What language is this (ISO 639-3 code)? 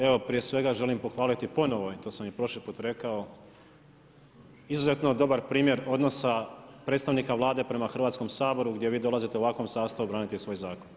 hrv